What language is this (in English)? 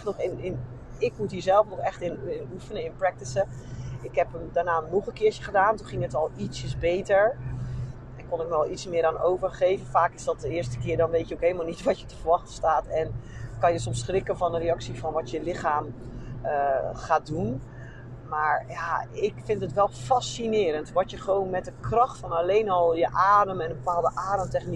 Dutch